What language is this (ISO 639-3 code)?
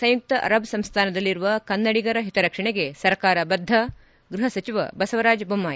kan